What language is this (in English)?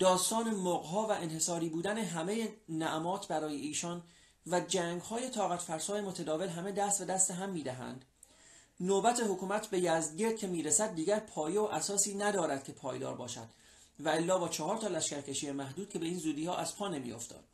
Persian